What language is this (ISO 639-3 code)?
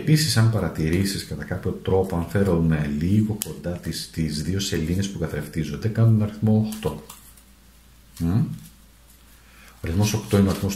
ell